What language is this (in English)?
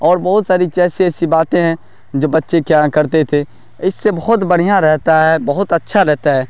Urdu